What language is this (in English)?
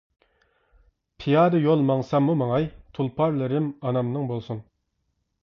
Uyghur